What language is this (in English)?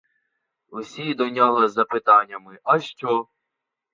Ukrainian